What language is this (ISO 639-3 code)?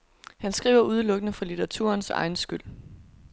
dan